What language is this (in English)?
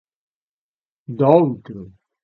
Galician